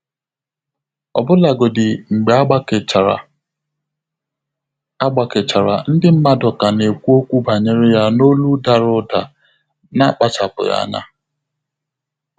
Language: Igbo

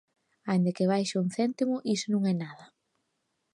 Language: Galician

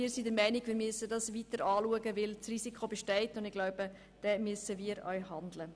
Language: Swiss German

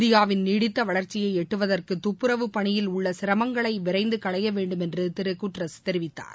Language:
Tamil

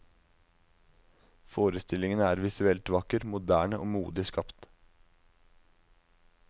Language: Norwegian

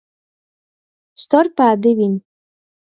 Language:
Latgalian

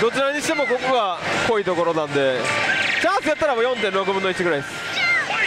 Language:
Japanese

